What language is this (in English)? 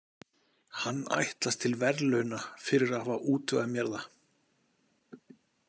Icelandic